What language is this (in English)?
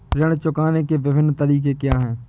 Hindi